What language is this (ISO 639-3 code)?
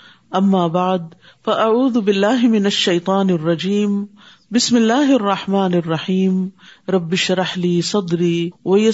urd